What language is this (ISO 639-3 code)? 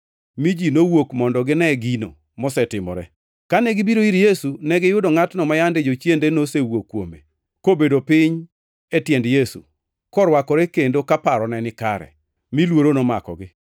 luo